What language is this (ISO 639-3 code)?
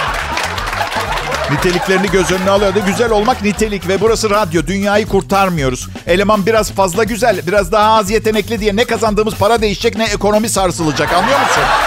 tur